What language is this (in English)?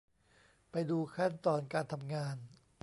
Thai